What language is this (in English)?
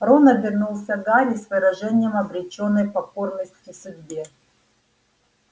Russian